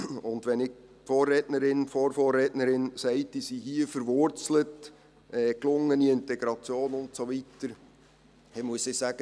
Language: Swiss German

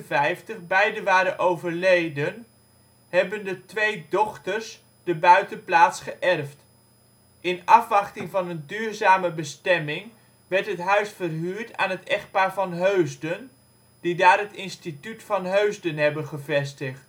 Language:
Dutch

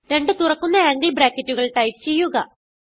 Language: Malayalam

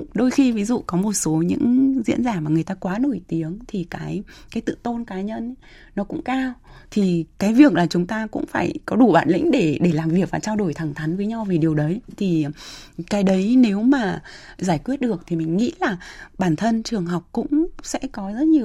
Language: Vietnamese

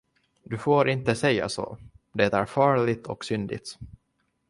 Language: Swedish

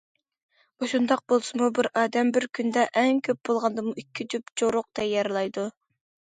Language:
Uyghur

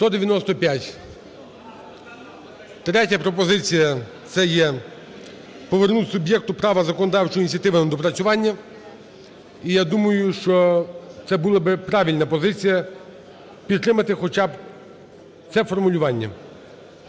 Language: Ukrainian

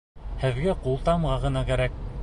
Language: Bashkir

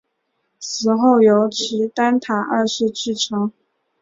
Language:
Chinese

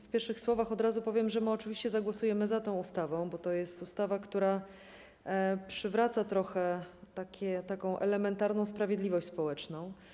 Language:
Polish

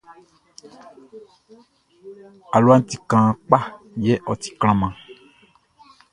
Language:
Baoulé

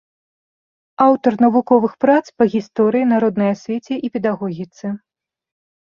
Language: Belarusian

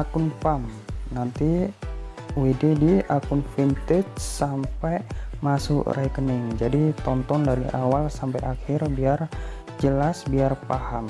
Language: Indonesian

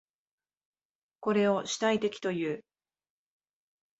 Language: Japanese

